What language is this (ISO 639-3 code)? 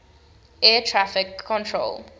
eng